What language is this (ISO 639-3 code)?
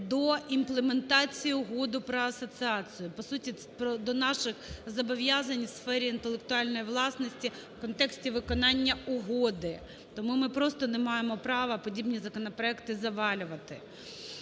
ukr